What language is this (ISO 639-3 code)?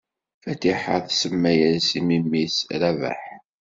kab